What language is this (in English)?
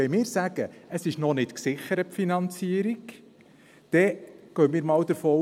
Swiss German